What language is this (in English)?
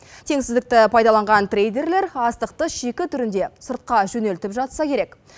Kazakh